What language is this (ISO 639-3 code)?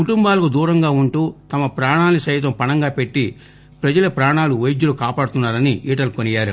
tel